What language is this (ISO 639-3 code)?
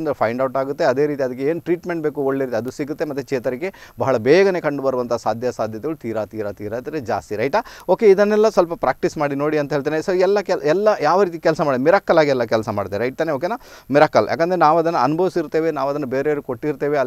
hin